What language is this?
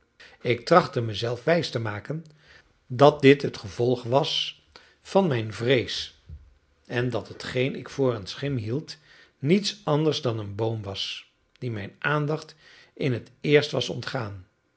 Dutch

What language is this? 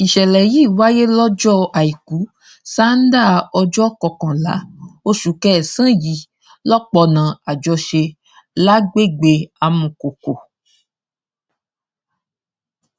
Yoruba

